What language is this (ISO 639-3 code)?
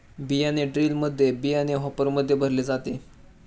mar